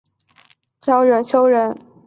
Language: Chinese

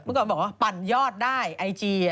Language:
Thai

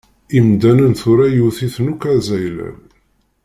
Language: Kabyle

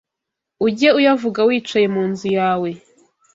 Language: Kinyarwanda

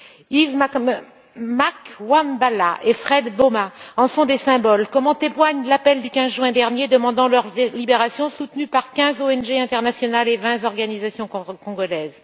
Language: French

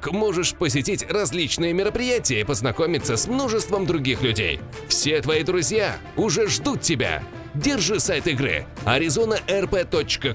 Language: Russian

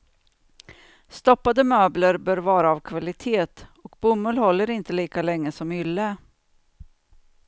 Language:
Swedish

